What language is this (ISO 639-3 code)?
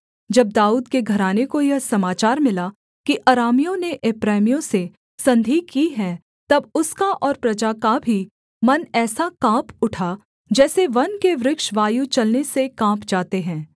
hin